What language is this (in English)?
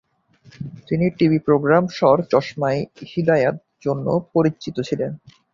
Bangla